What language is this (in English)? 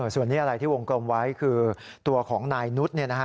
Thai